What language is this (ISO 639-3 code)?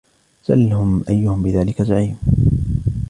ara